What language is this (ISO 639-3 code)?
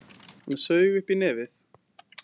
isl